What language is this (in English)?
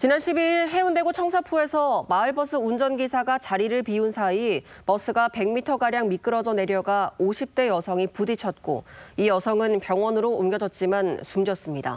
Korean